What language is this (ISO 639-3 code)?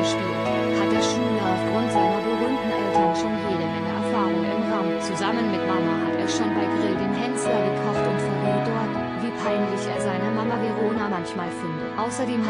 deu